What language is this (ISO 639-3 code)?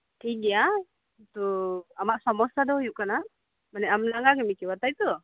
sat